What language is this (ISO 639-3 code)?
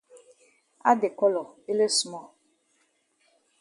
wes